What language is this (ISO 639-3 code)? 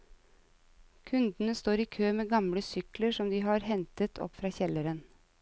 nor